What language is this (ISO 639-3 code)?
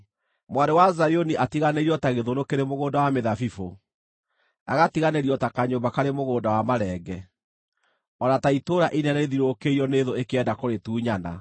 kik